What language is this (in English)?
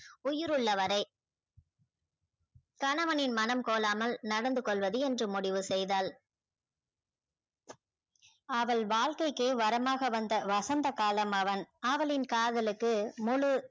Tamil